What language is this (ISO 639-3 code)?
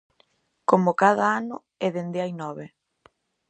glg